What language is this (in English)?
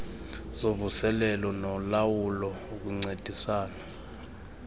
Xhosa